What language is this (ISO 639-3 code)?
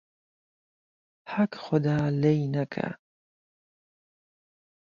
ckb